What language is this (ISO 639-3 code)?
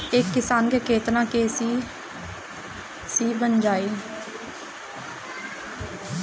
bho